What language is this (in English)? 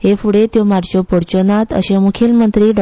Konkani